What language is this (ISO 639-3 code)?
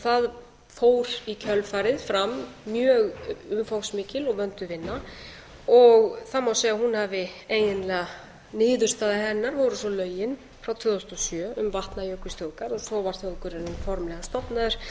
isl